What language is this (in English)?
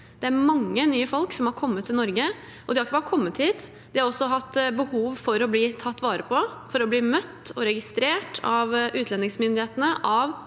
Norwegian